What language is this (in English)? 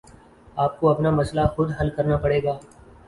Urdu